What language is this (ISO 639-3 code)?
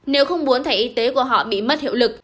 vie